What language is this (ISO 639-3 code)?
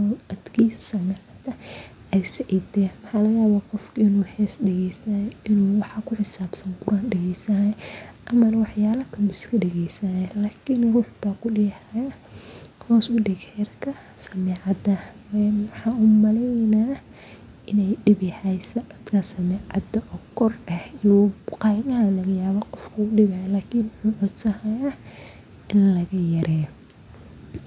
som